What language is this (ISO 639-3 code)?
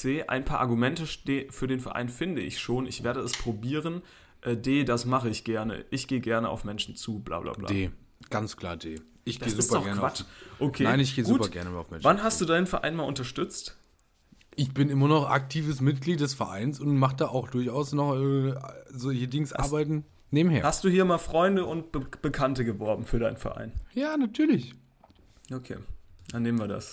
deu